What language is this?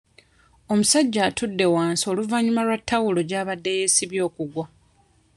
Ganda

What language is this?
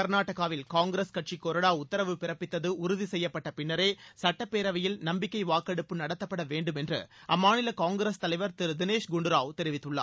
Tamil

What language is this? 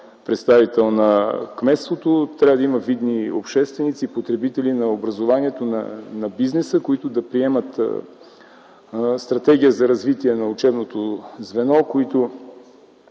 Bulgarian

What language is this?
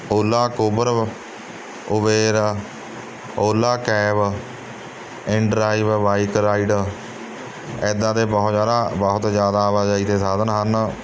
Punjabi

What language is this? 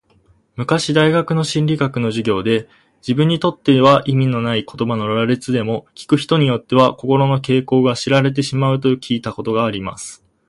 Japanese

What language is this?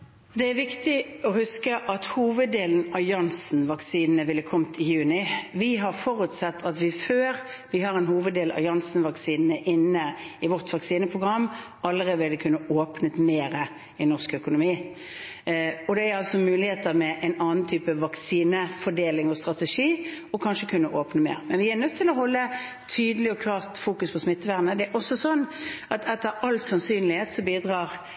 Norwegian Bokmål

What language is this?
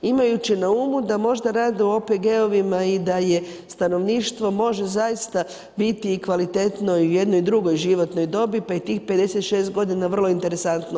Croatian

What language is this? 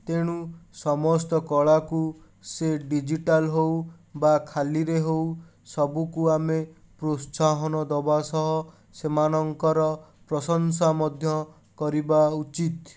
Odia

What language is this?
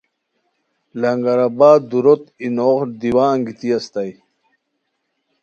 Khowar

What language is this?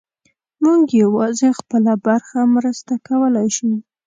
Pashto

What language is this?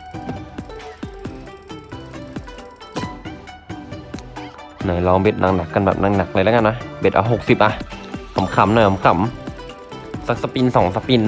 Thai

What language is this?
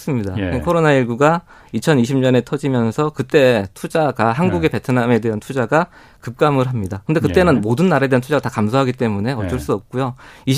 Korean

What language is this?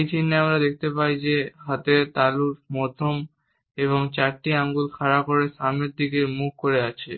Bangla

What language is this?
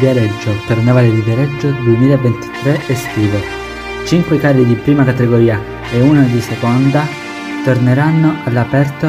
Italian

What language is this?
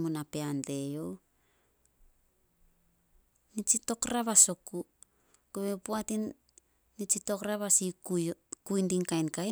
Solos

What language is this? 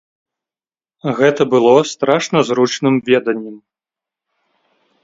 Belarusian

